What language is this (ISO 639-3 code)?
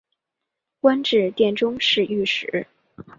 zho